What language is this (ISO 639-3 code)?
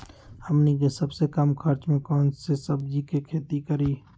mag